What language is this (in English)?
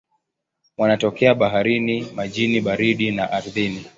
Swahili